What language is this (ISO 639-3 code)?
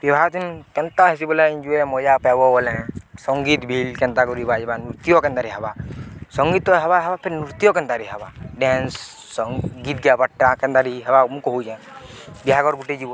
ori